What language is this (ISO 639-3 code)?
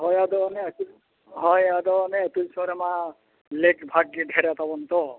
sat